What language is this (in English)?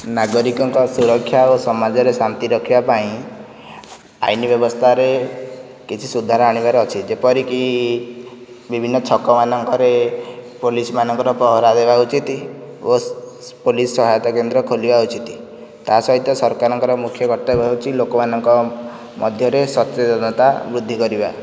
Odia